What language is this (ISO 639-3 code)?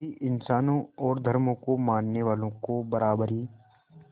hin